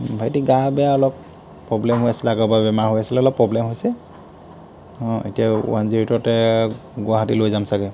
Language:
Assamese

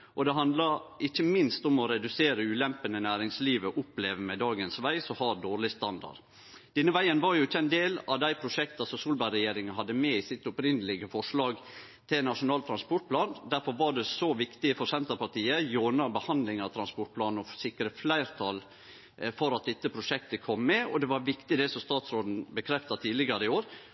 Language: Norwegian Nynorsk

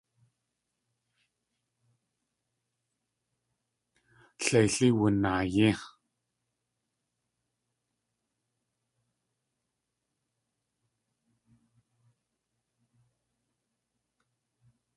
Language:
Tlingit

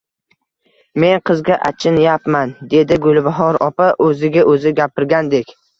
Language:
Uzbek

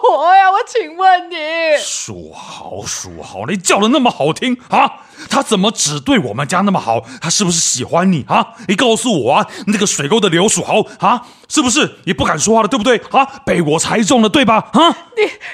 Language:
Chinese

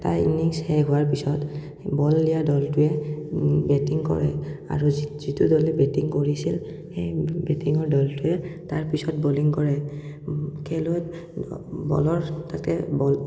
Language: Assamese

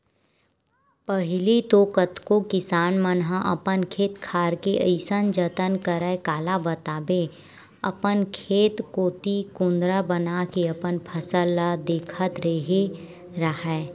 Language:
Chhattisgarhi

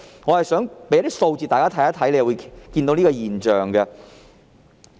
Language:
Cantonese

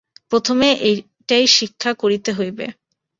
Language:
Bangla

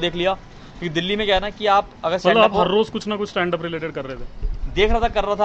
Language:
Hindi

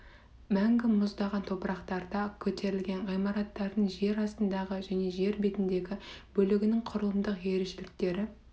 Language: Kazakh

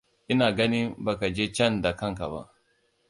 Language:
Hausa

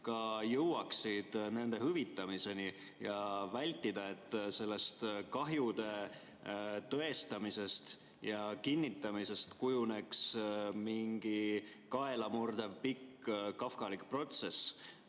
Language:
Estonian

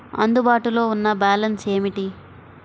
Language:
Telugu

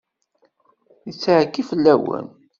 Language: Kabyle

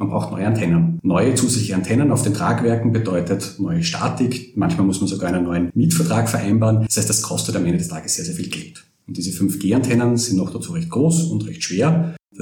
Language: German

